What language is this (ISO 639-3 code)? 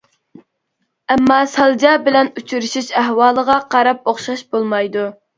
uig